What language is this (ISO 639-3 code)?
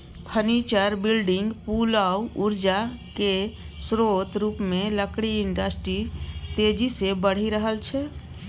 mai